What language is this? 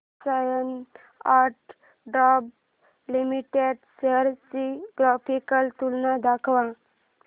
Marathi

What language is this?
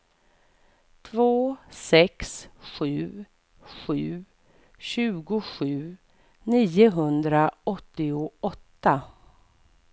Swedish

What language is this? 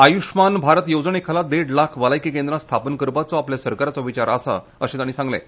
Konkani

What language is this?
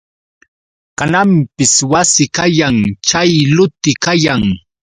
Yauyos Quechua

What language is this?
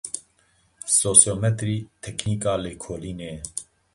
Kurdish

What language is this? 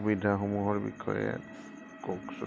Assamese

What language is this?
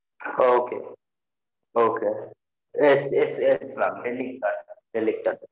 Tamil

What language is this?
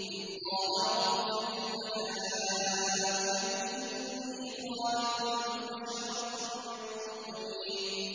Arabic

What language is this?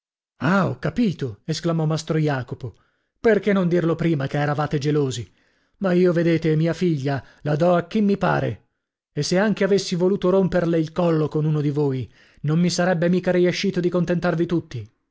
Italian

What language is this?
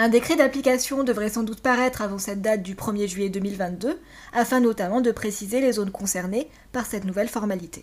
French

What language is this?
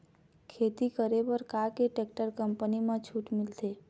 Chhattisgarhi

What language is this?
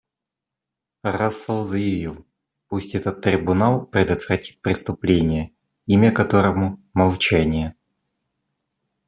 Russian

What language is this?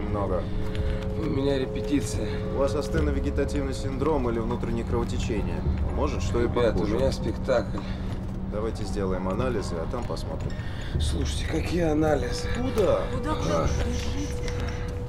Russian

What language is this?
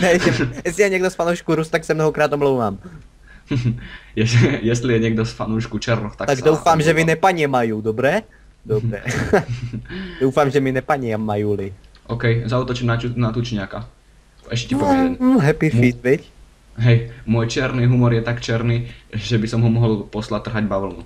Czech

